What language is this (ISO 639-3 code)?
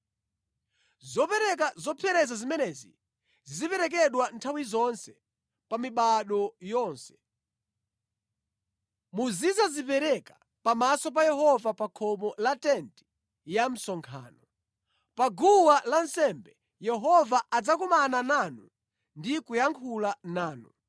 nya